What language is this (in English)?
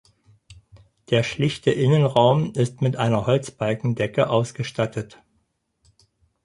German